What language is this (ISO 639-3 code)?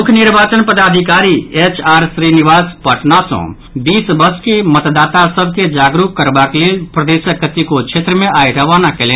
mai